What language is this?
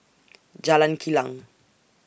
English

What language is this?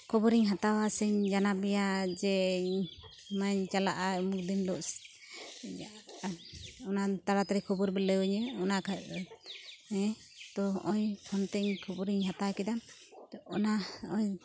Santali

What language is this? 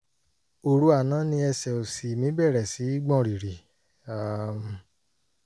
Yoruba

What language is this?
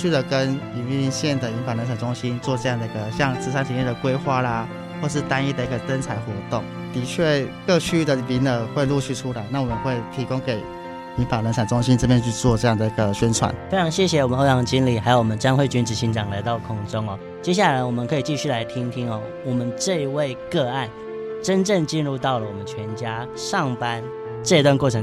Chinese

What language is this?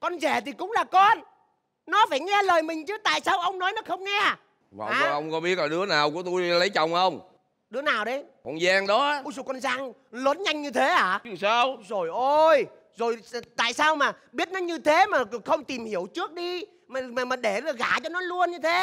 Vietnamese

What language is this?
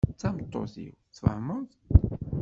Kabyle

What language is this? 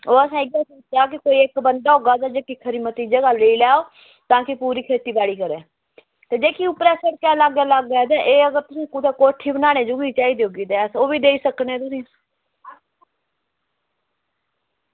Dogri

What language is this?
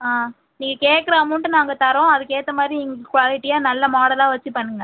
Tamil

